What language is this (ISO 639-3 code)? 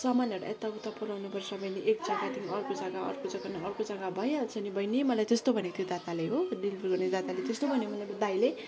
nep